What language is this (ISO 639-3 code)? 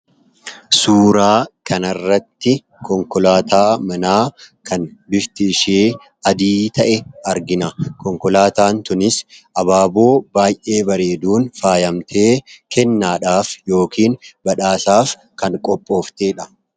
orm